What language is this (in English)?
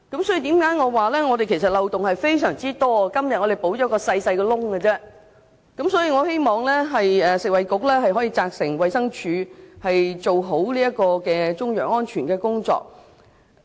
Cantonese